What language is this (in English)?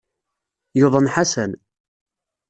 Kabyle